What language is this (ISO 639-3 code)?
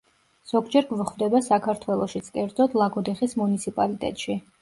kat